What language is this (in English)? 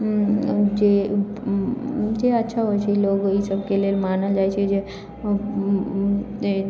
Maithili